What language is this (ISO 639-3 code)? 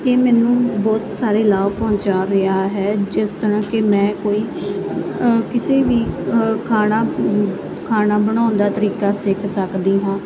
pan